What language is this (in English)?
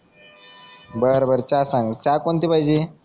Marathi